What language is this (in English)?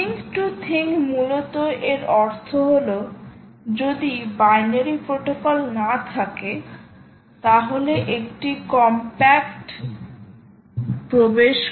Bangla